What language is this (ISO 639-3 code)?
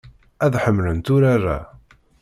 kab